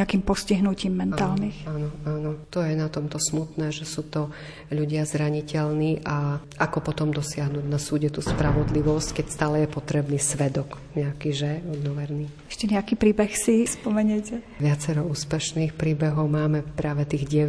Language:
Slovak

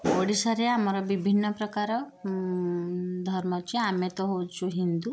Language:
Odia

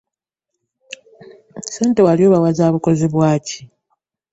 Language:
Ganda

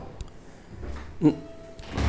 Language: Chhattisgarhi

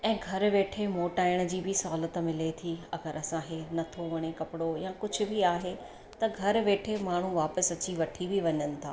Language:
Sindhi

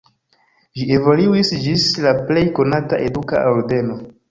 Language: Esperanto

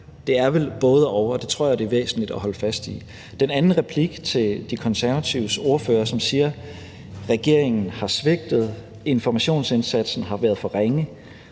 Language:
Danish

